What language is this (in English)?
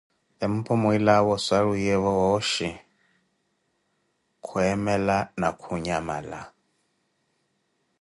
Koti